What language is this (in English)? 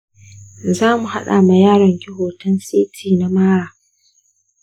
Hausa